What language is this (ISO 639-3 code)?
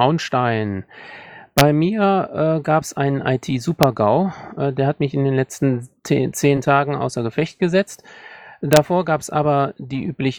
deu